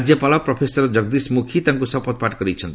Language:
Odia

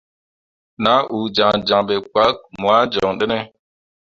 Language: Mundang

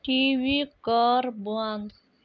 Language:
Kashmiri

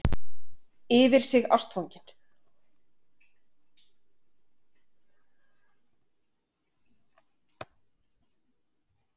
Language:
Icelandic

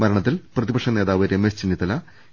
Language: Malayalam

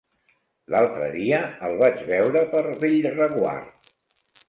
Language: Catalan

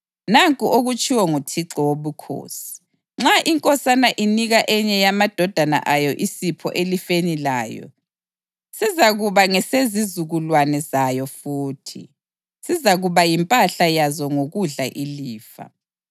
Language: North Ndebele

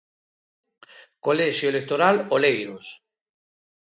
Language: Galician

